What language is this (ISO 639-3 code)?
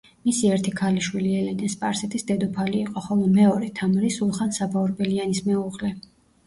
kat